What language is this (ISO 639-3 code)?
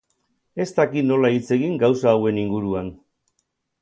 eus